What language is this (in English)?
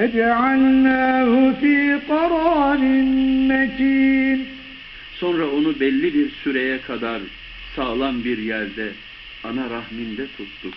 Turkish